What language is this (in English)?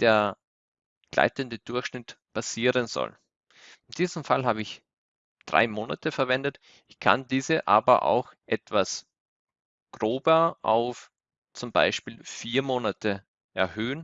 German